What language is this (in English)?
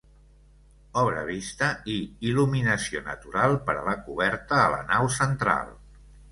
Catalan